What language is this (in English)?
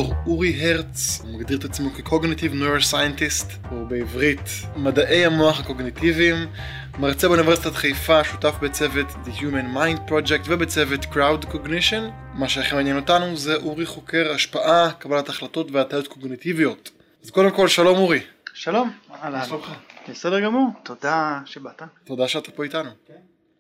Hebrew